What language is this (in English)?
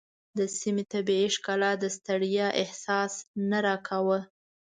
Pashto